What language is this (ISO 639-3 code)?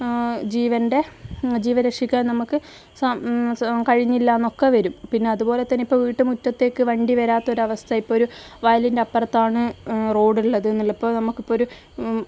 mal